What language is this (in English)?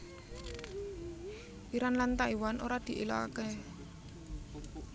Javanese